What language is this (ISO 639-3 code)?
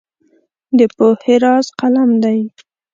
pus